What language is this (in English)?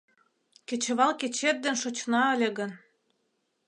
Mari